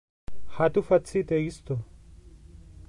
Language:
Interlingua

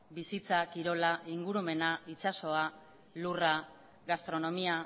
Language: Basque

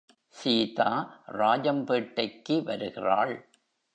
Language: Tamil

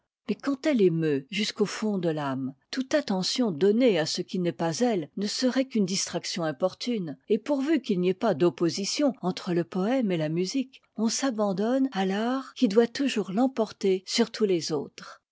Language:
French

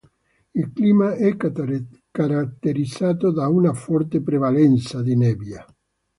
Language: Italian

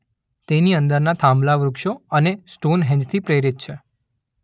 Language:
Gujarati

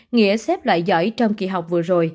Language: Vietnamese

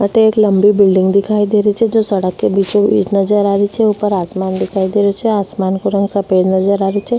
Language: Rajasthani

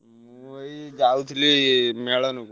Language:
Odia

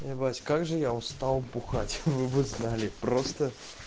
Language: Russian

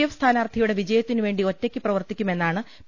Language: Malayalam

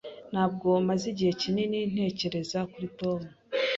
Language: Kinyarwanda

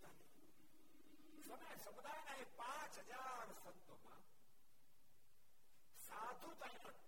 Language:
Gujarati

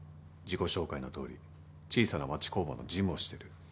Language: Japanese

